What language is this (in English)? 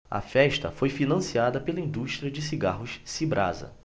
Portuguese